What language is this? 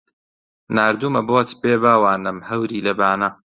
Central Kurdish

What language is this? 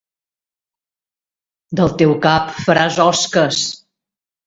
Catalan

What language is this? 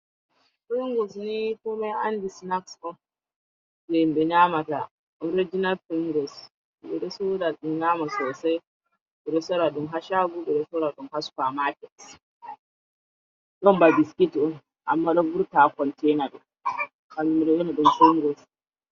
Fula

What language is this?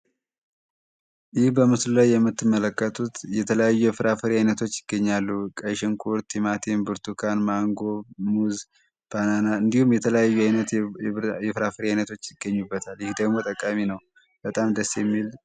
Amharic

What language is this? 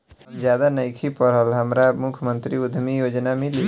Bhojpuri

